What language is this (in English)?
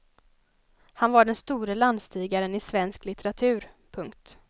Swedish